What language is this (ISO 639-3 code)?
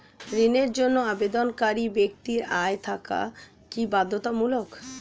ben